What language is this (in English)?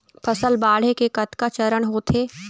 Chhattisgarhi